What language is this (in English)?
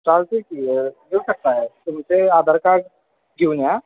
Marathi